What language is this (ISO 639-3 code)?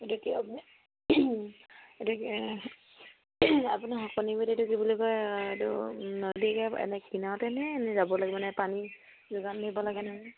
asm